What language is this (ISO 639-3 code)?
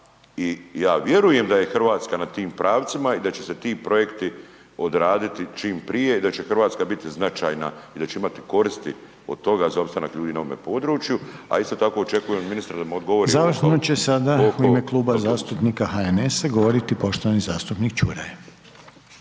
hrv